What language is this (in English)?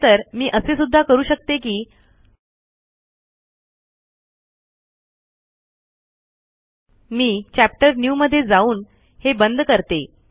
Marathi